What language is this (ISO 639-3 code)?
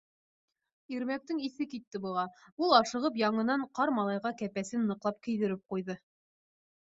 bak